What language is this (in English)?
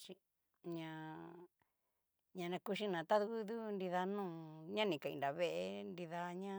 Cacaloxtepec Mixtec